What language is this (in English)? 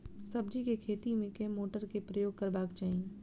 Maithili